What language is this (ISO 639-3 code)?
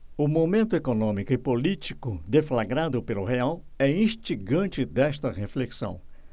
por